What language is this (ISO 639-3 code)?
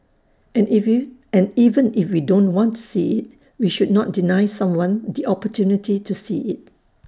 eng